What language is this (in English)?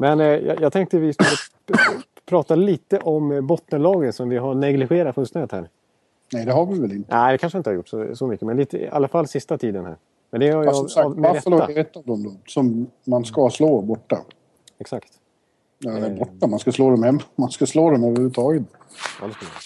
Swedish